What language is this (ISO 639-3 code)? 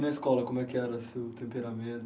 por